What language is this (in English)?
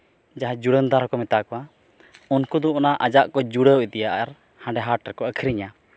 Santali